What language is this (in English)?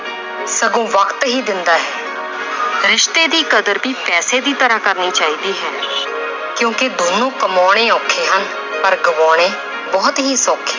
Punjabi